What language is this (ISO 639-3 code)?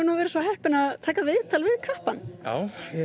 isl